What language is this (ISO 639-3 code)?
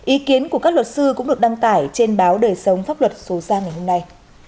vie